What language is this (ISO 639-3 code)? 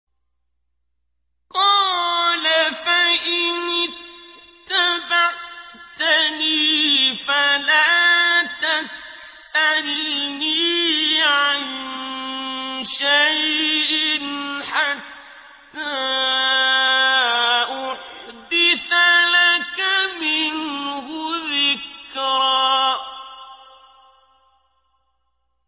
ara